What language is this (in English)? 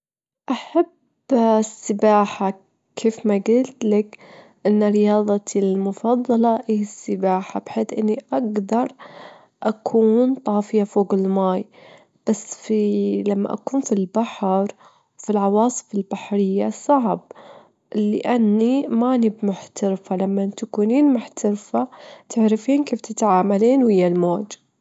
Gulf Arabic